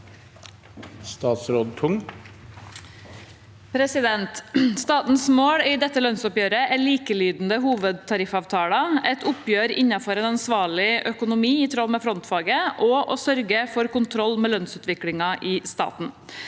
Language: Norwegian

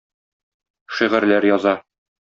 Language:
Tatar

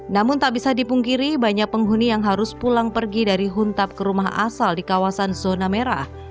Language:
Indonesian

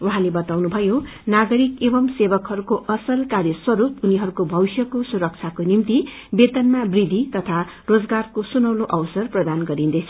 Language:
Nepali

